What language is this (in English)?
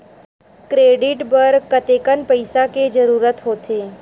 Chhattisgarhi